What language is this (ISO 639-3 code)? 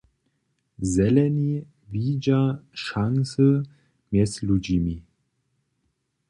hsb